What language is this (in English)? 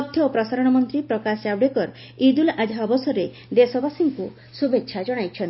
Odia